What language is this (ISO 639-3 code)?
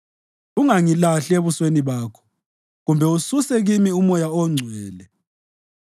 nde